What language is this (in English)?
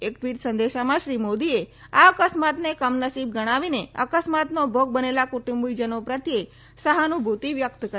Gujarati